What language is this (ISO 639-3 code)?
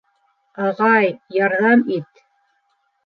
bak